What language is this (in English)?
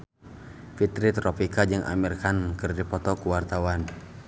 Sundanese